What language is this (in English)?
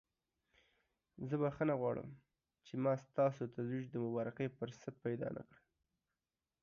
Pashto